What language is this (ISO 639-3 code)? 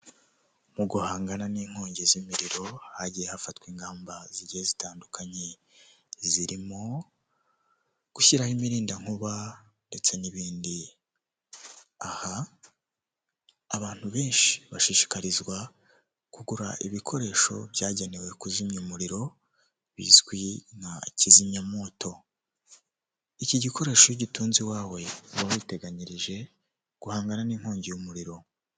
kin